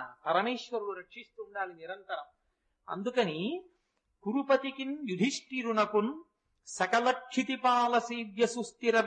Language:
Telugu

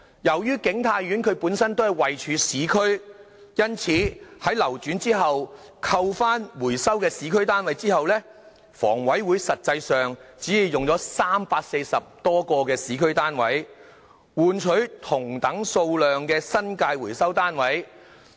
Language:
Cantonese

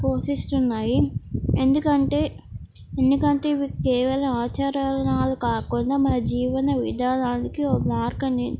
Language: Telugu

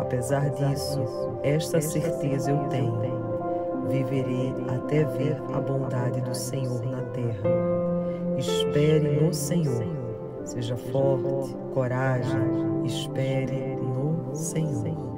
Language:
Portuguese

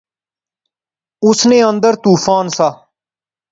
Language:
Pahari-Potwari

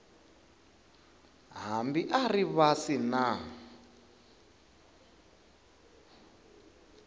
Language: Tsonga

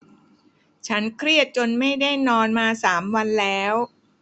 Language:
Thai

